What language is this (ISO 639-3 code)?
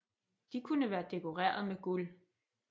dan